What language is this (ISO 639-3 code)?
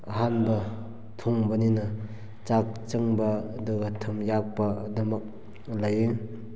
mni